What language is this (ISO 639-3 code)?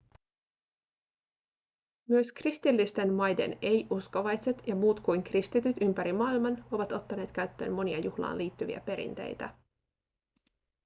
fin